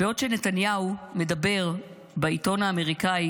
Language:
Hebrew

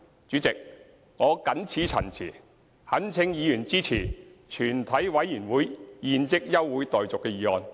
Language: Cantonese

